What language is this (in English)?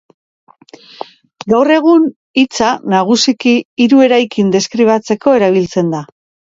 Basque